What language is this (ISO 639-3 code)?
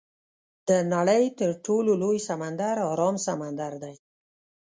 pus